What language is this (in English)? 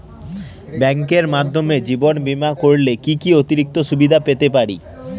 Bangla